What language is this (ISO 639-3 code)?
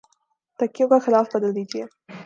urd